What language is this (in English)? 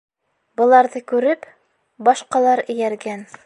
Bashkir